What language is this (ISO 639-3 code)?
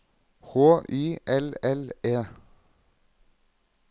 nor